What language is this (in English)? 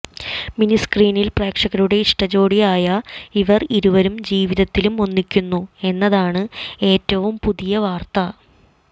Malayalam